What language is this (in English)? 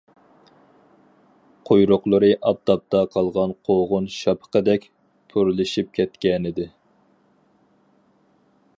Uyghur